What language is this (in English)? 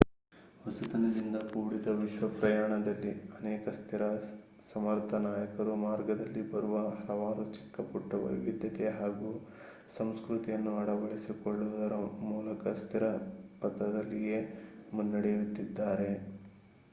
Kannada